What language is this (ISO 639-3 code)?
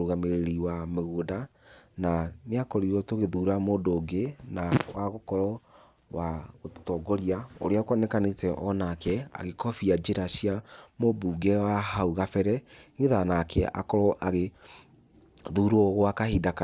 kik